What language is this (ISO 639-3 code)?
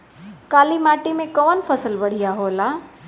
bho